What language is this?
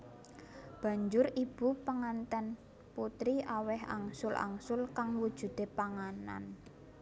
Javanese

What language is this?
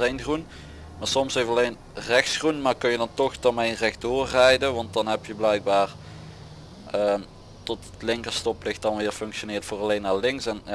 Dutch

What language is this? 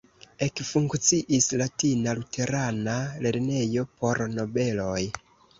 Esperanto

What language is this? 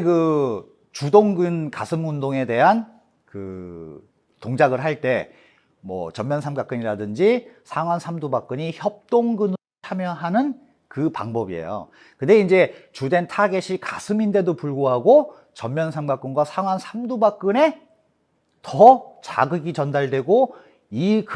Korean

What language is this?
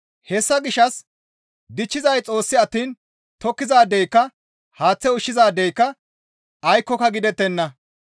Gamo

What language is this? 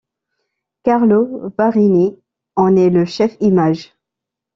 French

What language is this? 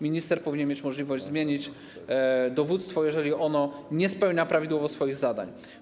Polish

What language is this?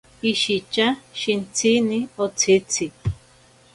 Ashéninka Perené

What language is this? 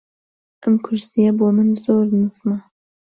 Central Kurdish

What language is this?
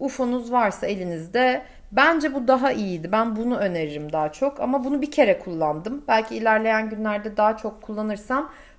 Turkish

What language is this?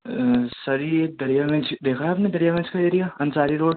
Urdu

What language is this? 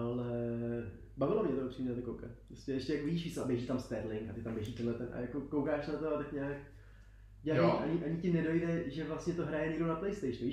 Czech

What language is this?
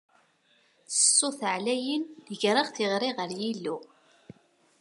Kabyle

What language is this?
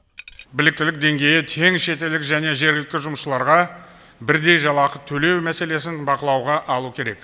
Kazakh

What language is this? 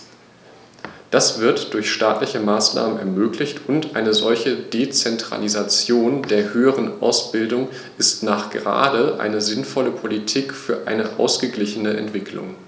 German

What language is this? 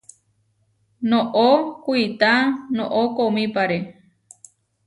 Huarijio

